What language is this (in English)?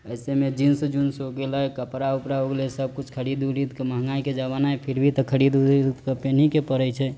Maithili